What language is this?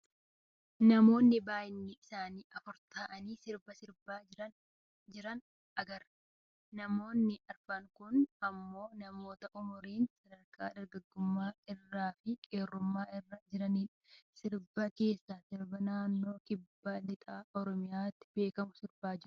Oromo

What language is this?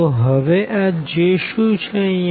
Gujarati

